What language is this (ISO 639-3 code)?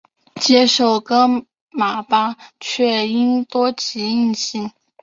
zho